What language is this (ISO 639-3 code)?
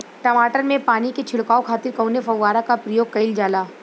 bho